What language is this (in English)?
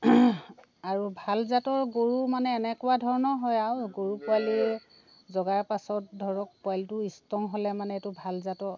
Assamese